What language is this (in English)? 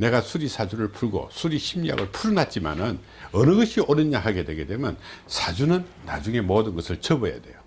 Korean